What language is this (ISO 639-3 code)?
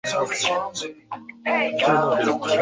zho